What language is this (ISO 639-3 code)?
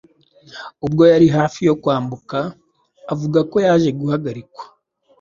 kin